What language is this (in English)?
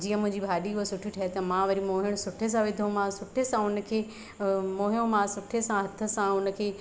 Sindhi